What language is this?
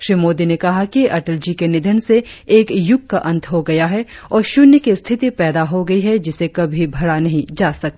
Hindi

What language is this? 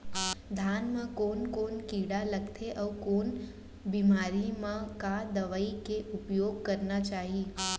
Chhattisgarhi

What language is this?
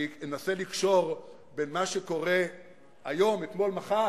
Hebrew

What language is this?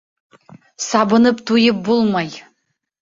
Bashkir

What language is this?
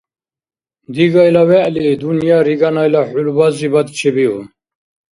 Dargwa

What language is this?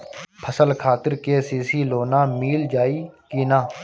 Bhojpuri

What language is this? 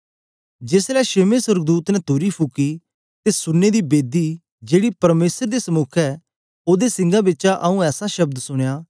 Dogri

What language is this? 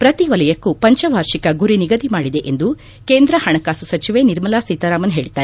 Kannada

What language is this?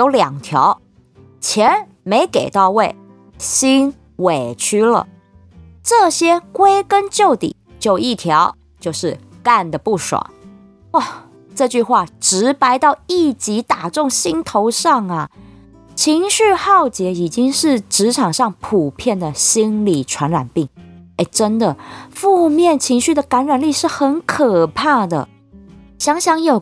Chinese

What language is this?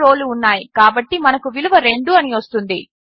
Telugu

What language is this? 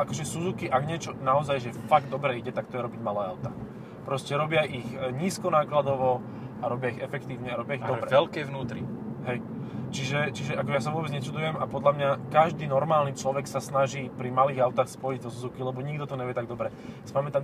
Slovak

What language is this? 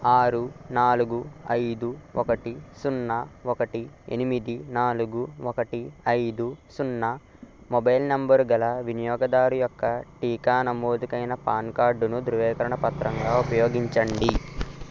Telugu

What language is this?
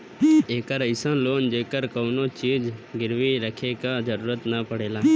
Bhojpuri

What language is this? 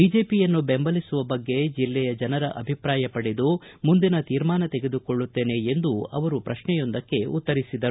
Kannada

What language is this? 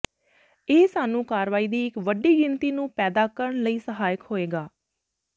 Punjabi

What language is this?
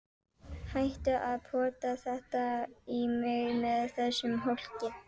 Icelandic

